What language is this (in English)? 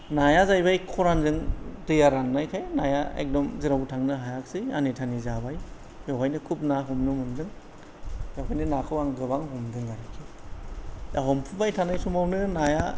Bodo